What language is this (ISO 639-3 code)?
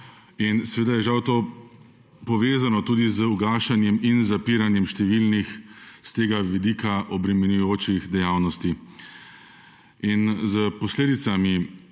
slv